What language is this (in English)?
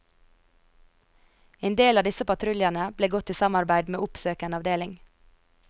Norwegian